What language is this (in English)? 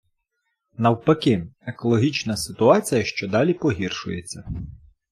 Ukrainian